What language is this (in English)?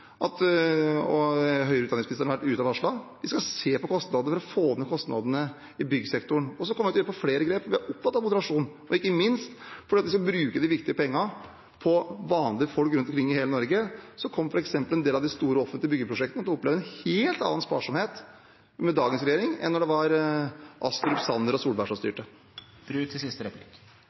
Norwegian